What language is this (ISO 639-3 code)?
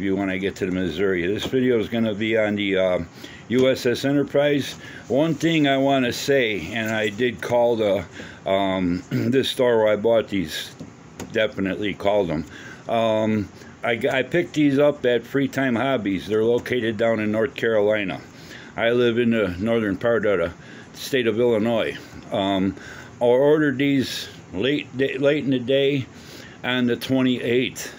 eng